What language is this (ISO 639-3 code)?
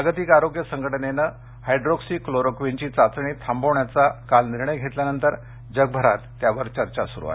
mar